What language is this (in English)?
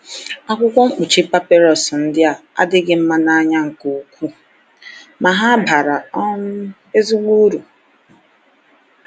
Igbo